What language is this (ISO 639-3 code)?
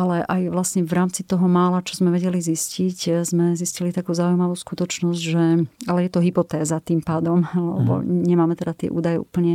slk